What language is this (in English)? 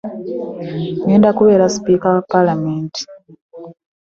Ganda